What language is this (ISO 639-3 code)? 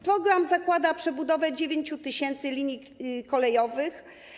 pol